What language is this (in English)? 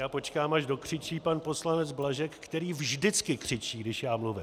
Czech